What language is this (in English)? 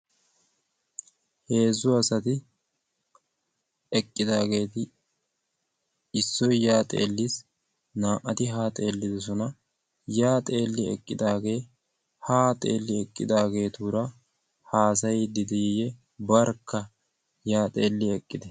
Wolaytta